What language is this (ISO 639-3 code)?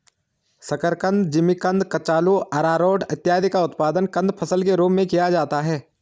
hin